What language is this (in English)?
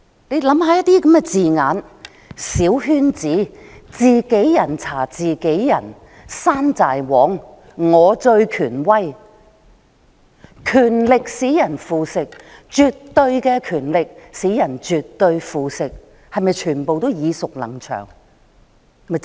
Cantonese